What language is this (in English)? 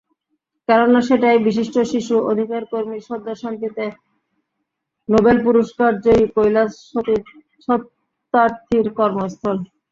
Bangla